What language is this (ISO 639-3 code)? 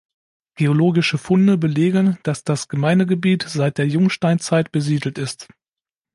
deu